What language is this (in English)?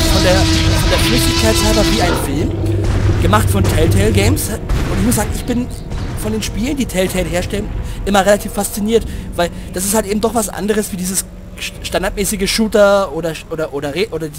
German